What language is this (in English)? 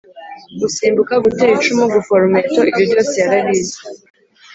Kinyarwanda